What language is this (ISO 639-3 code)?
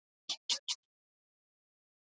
isl